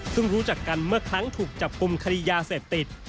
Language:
Thai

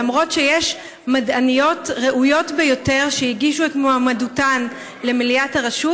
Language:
Hebrew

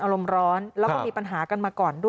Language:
Thai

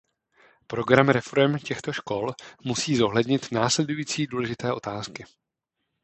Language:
Czech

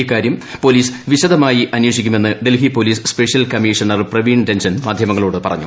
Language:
Malayalam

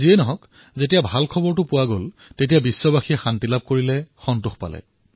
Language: Assamese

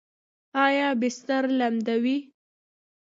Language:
Pashto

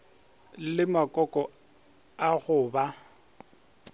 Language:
Northern Sotho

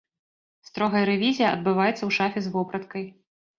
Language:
Belarusian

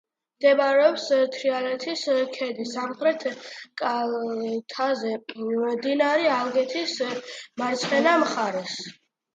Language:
Georgian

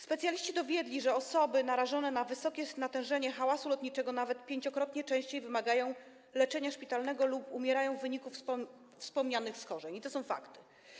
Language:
Polish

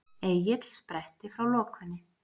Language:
Icelandic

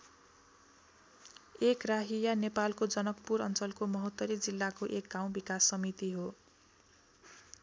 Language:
Nepali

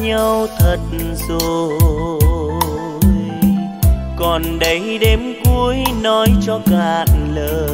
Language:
Vietnamese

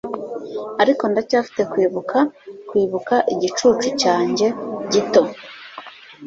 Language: Kinyarwanda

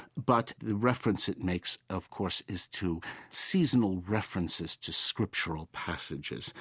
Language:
English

